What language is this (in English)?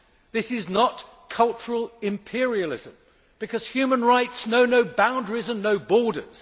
English